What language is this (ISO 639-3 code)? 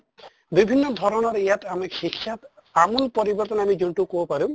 asm